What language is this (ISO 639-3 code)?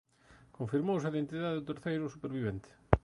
glg